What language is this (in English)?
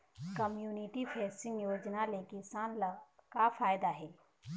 Chhattisgarhi